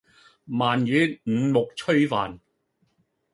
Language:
Cantonese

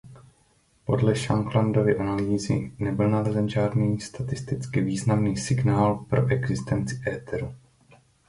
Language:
Czech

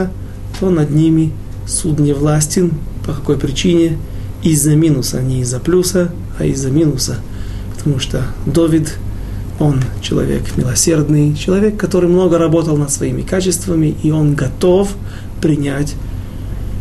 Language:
Russian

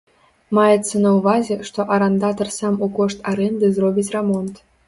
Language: Belarusian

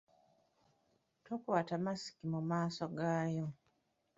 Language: Ganda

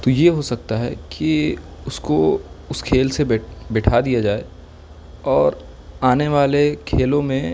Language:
Urdu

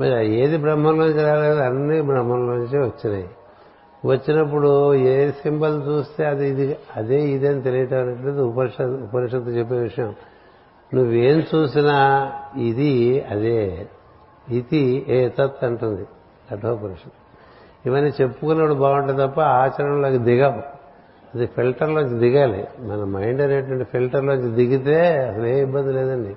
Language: Telugu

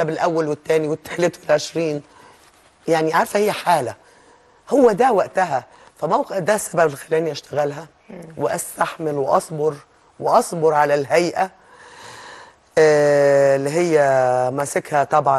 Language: Arabic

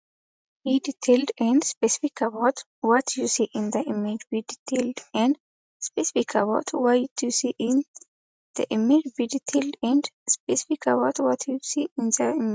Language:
Amharic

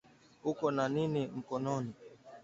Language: Swahili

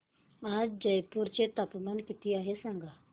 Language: Marathi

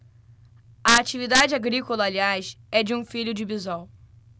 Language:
Portuguese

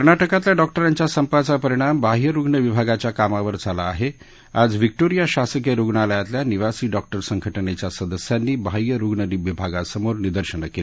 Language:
Marathi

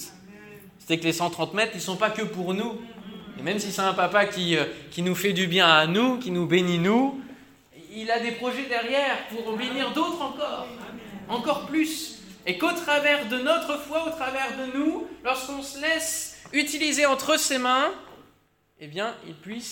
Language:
French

